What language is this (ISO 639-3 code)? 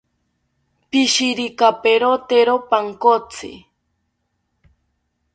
cpy